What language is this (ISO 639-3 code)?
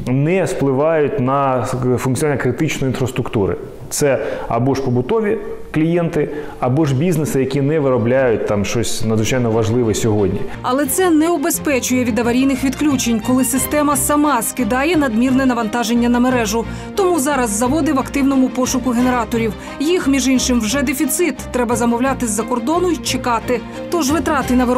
ukr